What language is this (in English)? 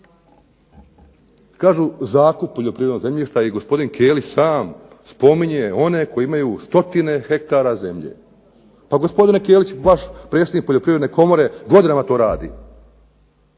Croatian